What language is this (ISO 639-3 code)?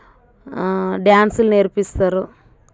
tel